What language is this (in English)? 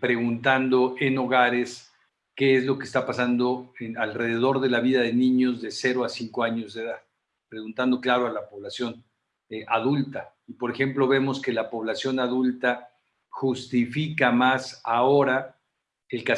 Spanish